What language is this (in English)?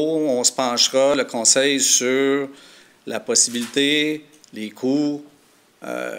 French